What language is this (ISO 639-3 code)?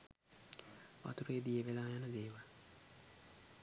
sin